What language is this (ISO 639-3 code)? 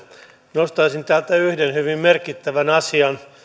fin